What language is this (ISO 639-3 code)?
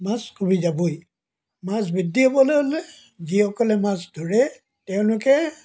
asm